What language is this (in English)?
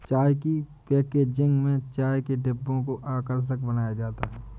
Hindi